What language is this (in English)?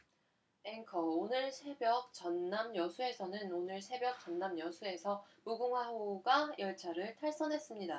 Korean